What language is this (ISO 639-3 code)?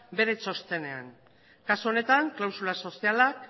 eus